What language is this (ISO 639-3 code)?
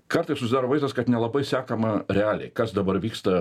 lit